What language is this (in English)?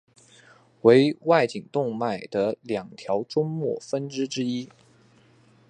Chinese